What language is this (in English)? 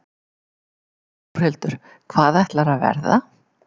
Icelandic